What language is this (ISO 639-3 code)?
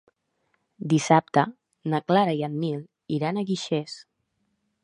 cat